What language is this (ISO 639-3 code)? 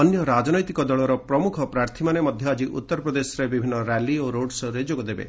ori